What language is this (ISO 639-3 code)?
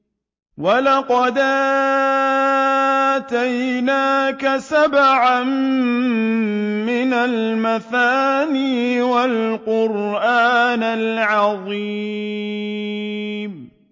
ara